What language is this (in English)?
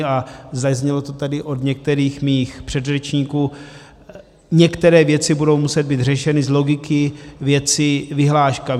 Czech